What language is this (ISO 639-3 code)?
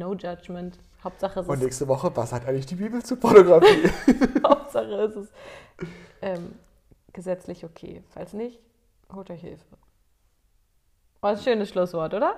deu